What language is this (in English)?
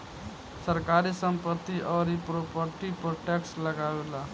Bhojpuri